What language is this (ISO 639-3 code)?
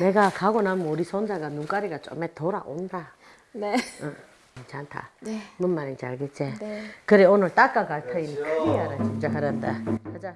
kor